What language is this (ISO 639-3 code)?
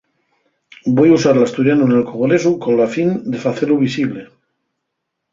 ast